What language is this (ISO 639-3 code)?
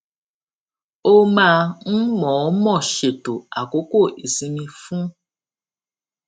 yor